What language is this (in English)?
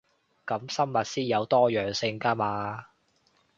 Cantonese